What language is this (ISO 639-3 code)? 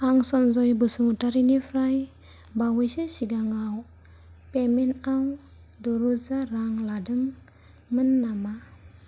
brx